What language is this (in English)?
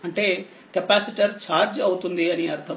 Telugu